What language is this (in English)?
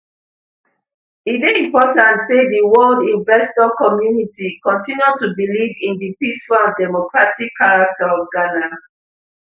Nigerian Pidgin